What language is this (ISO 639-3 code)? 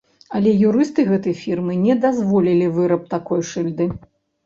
bel